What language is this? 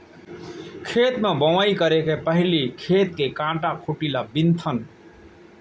Chhattisgarhi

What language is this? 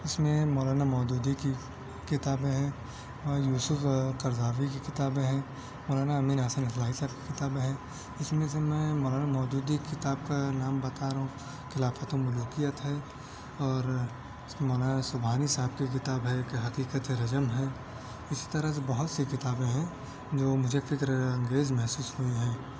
Urdu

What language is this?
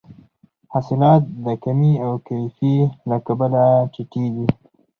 Pashto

